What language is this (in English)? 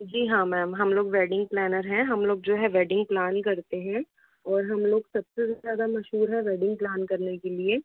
Hindi